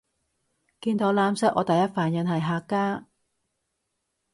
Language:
Cantonese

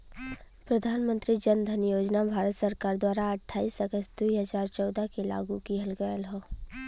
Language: Bhojpuri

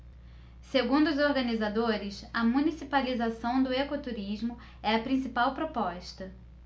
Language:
Portuguese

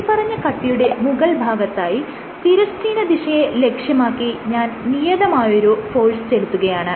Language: Malayalam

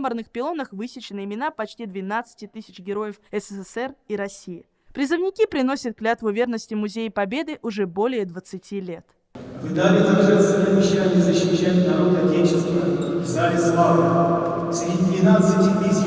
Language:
Russian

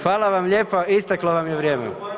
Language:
Croatian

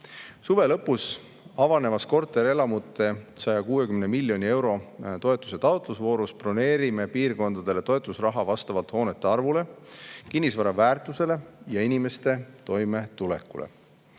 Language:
Estonian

